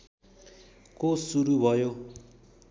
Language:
Nepali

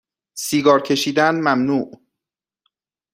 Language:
Persian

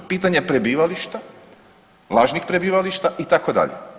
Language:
Croatian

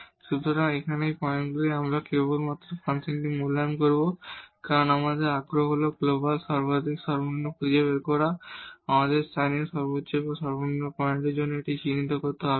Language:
Bangla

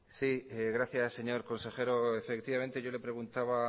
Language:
Spanish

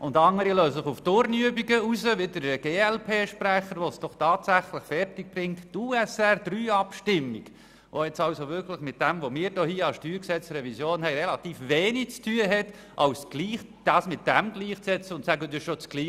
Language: Swiss German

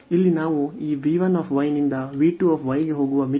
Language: Kannada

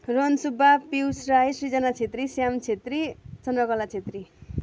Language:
Nepali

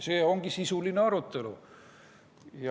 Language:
Estonian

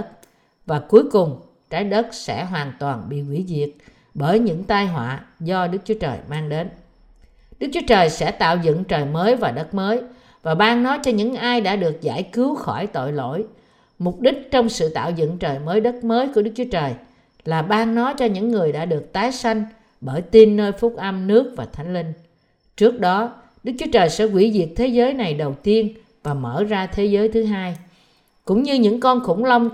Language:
Vietnamese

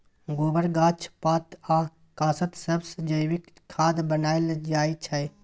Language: Maithili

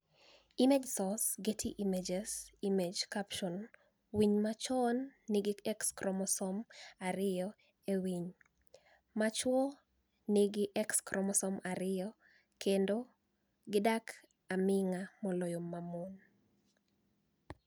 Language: Luo (Kenya and Tanzania)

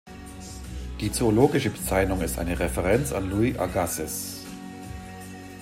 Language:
German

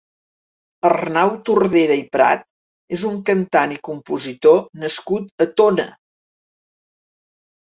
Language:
Catalan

